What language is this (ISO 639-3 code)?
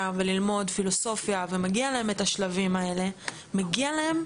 heb